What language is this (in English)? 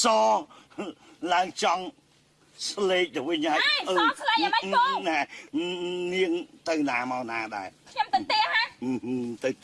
Vietnamese